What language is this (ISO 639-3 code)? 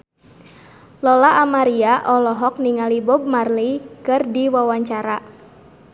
sun